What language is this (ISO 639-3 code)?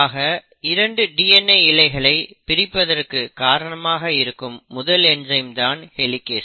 tam